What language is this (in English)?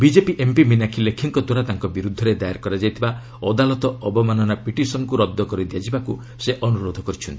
Odia